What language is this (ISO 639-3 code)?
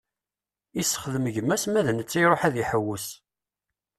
kab